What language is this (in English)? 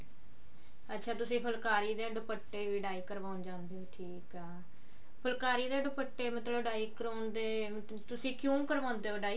Punjabi